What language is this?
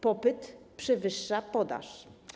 Polish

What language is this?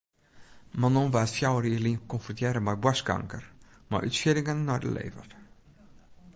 Western Frisian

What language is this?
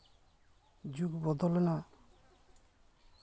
Santali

